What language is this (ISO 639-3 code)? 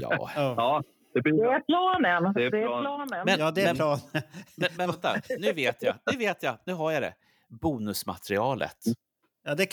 swe